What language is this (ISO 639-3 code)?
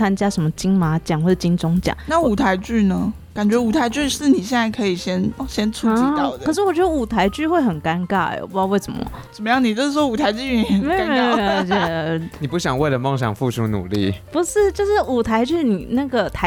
zho